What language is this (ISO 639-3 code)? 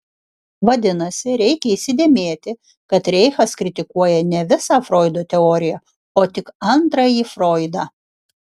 lit